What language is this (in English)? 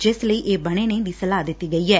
Punjabi